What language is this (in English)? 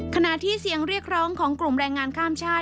Thai